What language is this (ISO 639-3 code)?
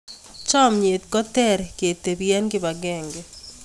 kln